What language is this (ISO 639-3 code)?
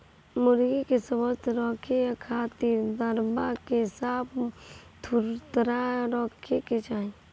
bho